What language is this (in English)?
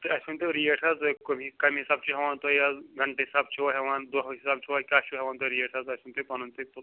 Kashmiri